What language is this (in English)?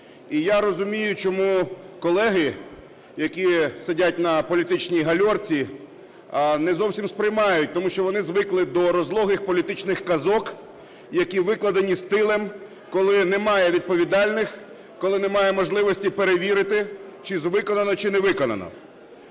Ukrainian